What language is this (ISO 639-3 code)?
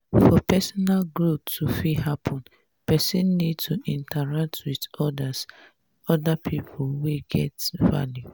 pcm